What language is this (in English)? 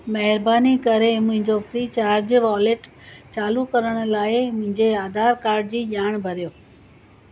Sindhi